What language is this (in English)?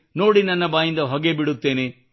Kannada